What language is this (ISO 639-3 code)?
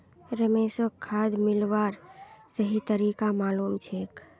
mag